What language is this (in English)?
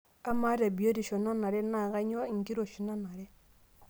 Masai